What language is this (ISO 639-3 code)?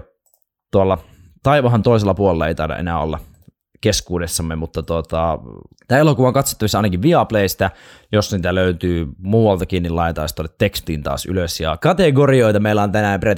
fin